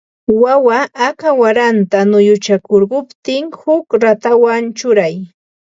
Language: Ambo-Pasco Quechua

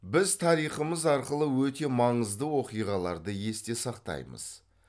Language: Kazakh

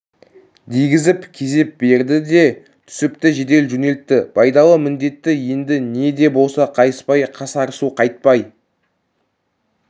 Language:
Kazakh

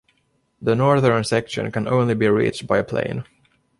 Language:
English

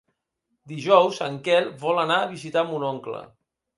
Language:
Catalan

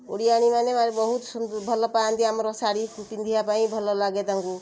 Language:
Odia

